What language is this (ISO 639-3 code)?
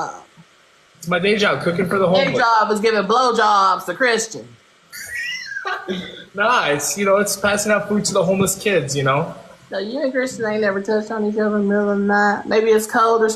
eng